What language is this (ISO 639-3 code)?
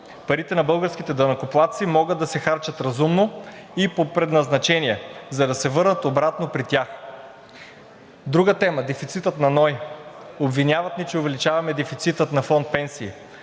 bul